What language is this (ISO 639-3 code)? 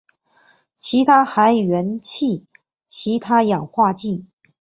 zho